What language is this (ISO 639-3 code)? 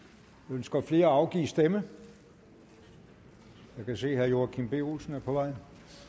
dan